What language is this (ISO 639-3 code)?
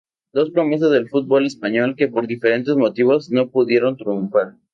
spa